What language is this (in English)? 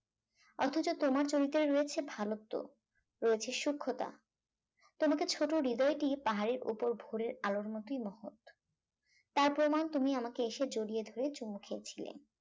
Bangla